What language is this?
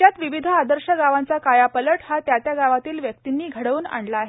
Marathi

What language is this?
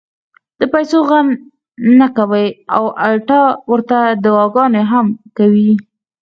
Pashto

